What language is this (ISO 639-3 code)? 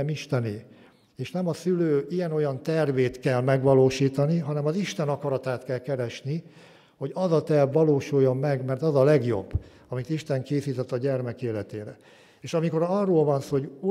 hun